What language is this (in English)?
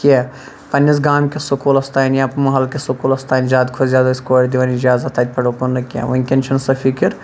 Kashmiri